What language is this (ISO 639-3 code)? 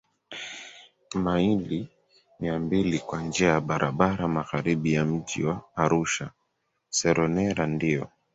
swa